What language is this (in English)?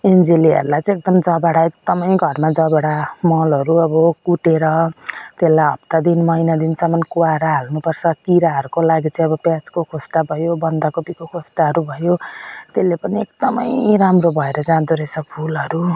Nepali